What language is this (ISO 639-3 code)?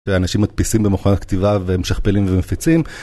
heb